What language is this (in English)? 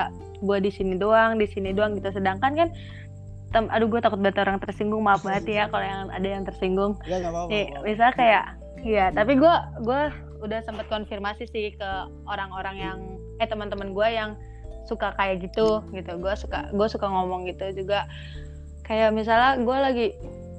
Indonesian